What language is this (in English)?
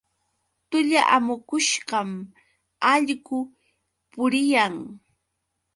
Yauyos Quechua